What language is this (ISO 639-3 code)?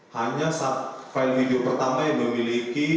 ind